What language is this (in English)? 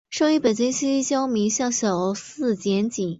Chinese